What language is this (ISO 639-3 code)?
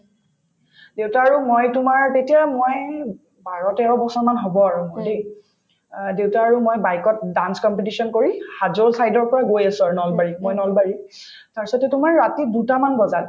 asm